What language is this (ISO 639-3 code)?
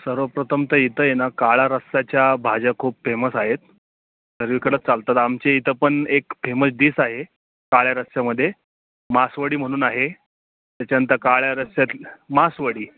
mar